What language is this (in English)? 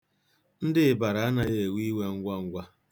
Igbo